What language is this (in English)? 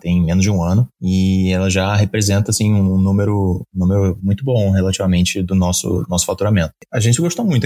Portuguese